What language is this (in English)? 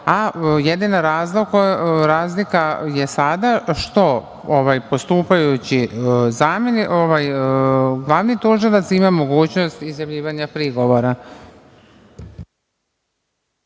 Serbian